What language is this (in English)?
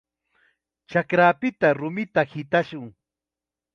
Chiquián Ancash Quechua